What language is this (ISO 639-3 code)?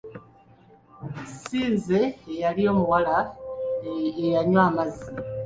lug